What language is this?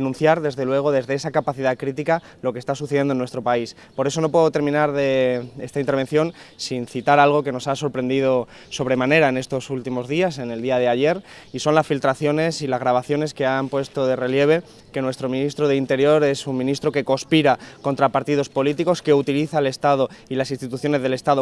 Spanish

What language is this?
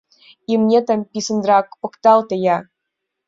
Mari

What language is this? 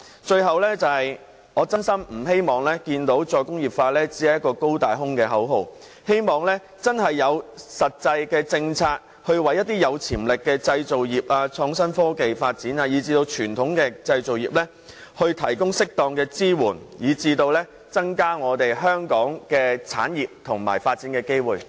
Cantonese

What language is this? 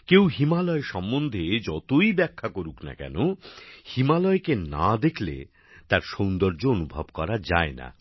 Bangla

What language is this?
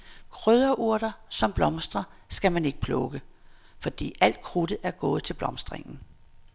Danish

